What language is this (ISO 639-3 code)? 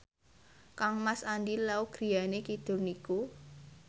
jav